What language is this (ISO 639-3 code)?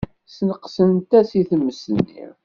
kab